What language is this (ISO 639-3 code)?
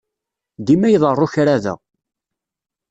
kab